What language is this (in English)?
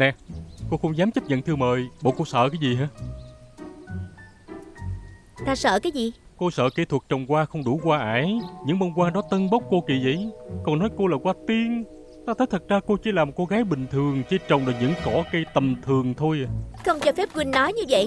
Vietnamese